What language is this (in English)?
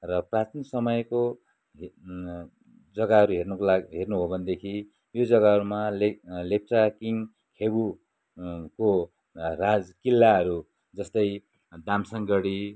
Nepali